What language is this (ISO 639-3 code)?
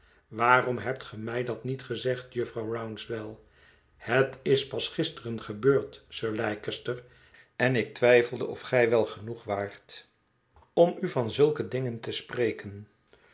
nld